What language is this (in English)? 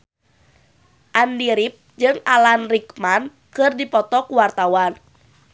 Sundanese